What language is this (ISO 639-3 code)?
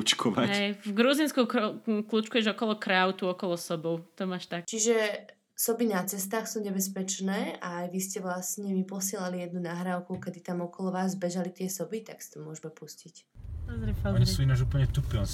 slk